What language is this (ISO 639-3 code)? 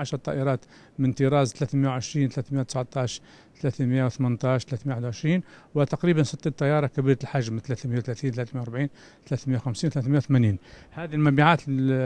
ara